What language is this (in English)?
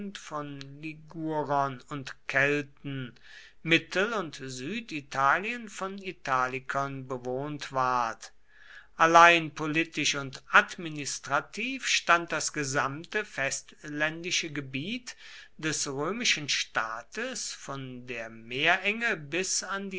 German